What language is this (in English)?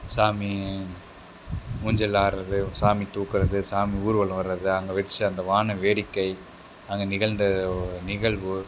Tamil